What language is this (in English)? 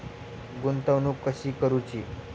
Marathi